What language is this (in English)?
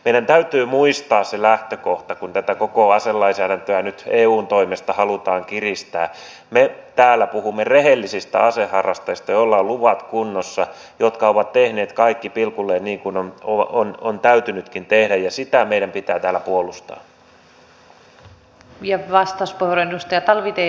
Finnish